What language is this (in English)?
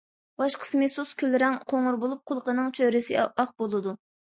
Uyghur